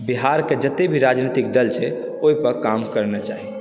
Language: Maithili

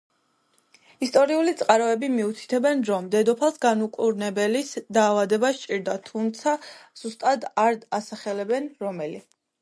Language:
Georgian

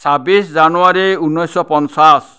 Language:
Assamese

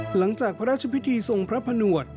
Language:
Thai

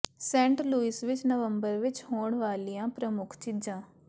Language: Punjabi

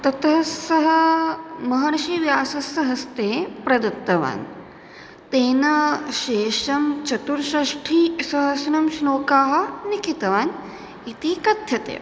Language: Sanskrit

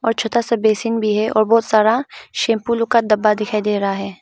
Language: Hindi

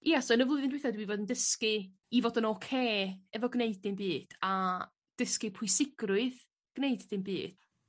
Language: Welsh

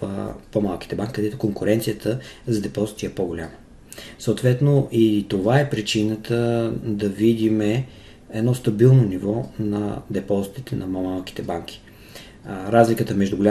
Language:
Bulgarian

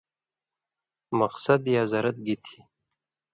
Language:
Indus Kohistani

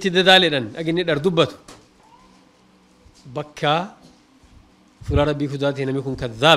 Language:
Arabic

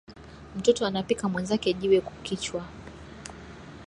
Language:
Swahili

